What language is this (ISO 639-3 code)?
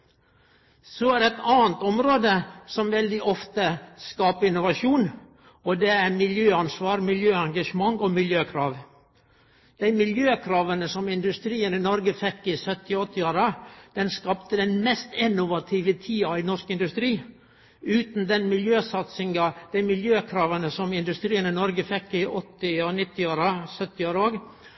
nno